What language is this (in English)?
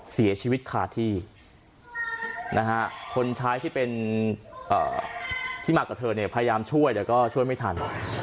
Thai